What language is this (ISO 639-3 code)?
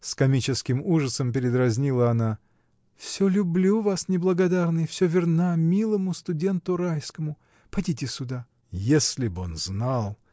rus